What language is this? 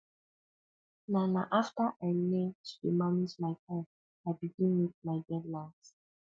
Nigerian Pidgin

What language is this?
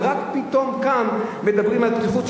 Hebrew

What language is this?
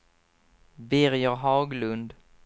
Swedish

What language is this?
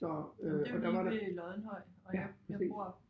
Danish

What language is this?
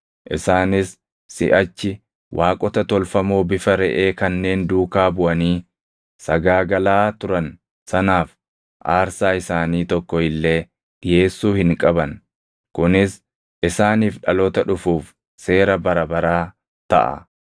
Oromo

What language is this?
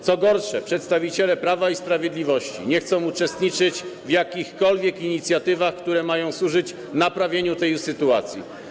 Polish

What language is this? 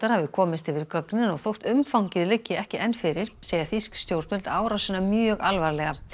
Icelandic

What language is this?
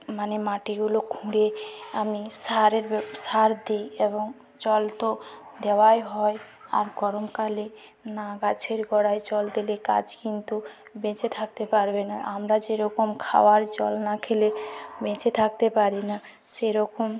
Bangla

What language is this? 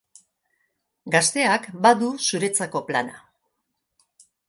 Basque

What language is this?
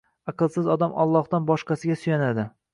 Uzbek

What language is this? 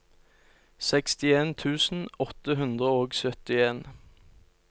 Norwegian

